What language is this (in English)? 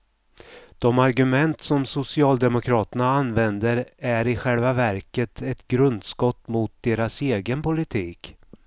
Swedish